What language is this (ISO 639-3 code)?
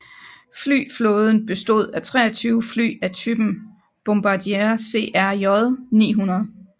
dan